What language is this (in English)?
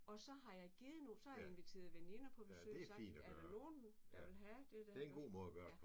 Danish